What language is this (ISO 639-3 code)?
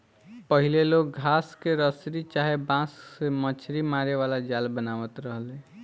bho